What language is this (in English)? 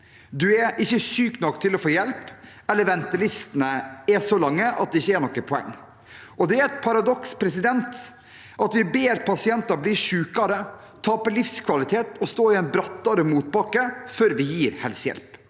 Norwegian